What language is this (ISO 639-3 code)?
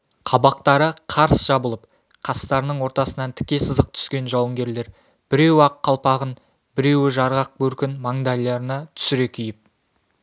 kaz